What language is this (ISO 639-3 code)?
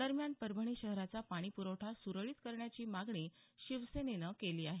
mar